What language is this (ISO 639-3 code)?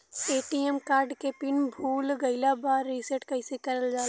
bho